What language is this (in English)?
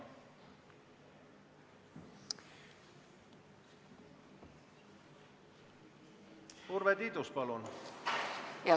Estonian